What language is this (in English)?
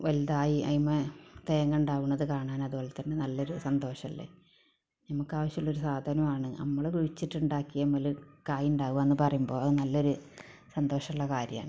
Malayalam